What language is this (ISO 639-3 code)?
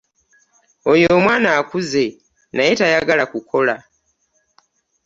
lug